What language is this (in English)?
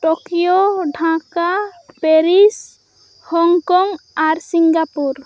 Santali